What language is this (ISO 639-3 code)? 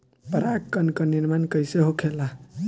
bho